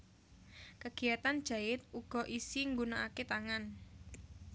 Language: Javanese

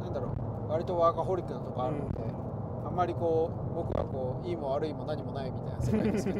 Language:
Japanese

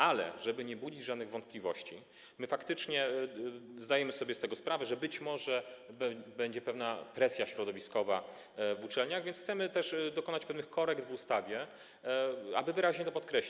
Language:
Polish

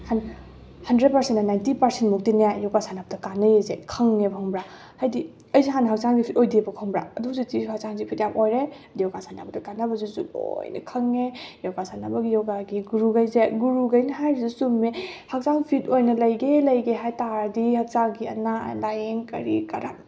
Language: Manipuri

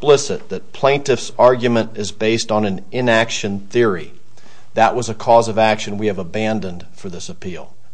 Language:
English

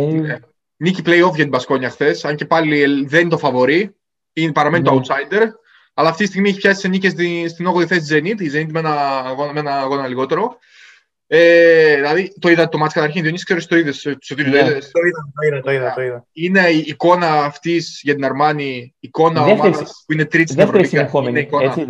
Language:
Greek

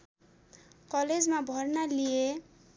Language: Nepali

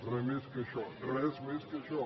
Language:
Catalan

